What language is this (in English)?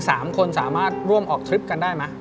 Thai